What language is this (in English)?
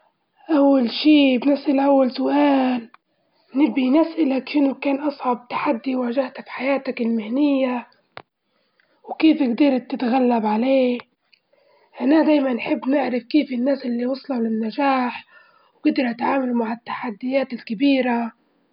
Libyan Arabic